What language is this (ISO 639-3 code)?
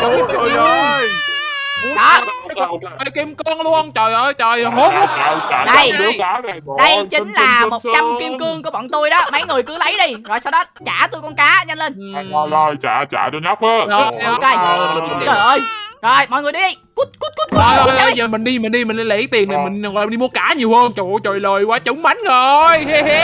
vie